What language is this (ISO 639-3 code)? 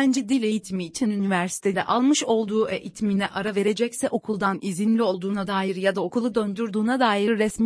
tur